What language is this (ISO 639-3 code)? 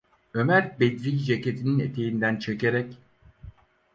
tur